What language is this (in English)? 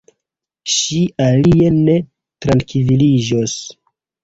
Esperanto